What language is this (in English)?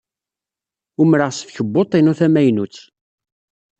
Kabyle